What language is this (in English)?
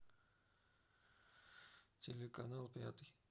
Russian